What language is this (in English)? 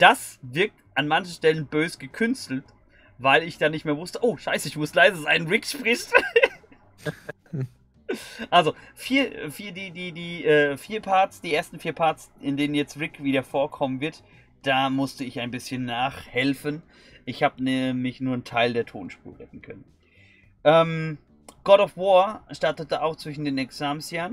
German